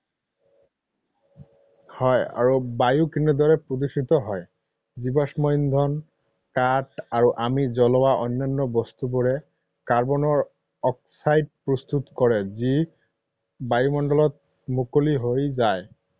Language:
Assamese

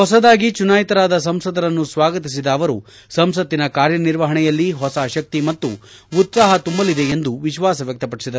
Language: Kannada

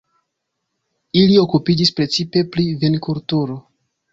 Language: Esperanto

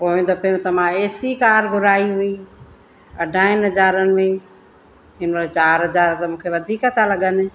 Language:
Sindhi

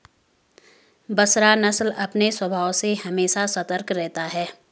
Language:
Hindi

